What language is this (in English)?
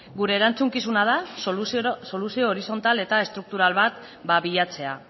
Basque